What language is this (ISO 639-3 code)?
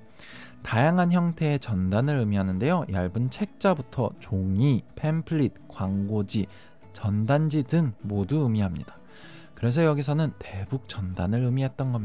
kor